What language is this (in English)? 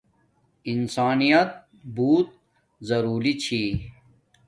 Domaaki